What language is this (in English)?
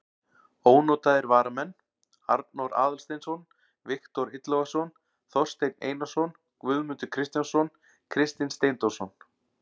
Icelandic